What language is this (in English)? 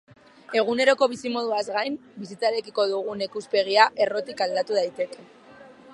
Basque